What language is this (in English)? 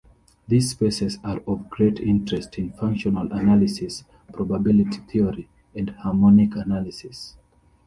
English